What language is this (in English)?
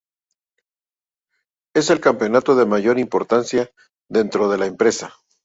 Spanish